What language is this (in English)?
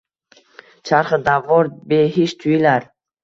Uzbek